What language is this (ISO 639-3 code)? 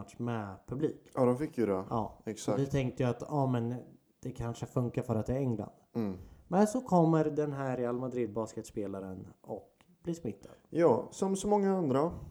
swe